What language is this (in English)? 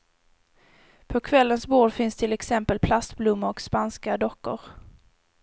Swedish